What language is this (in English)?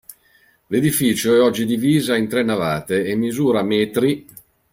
Italian